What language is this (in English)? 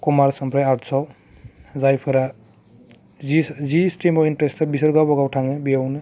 Bodo